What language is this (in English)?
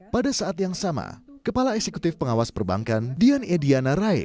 Indonesian